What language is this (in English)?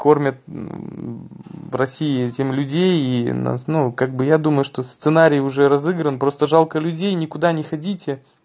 Russian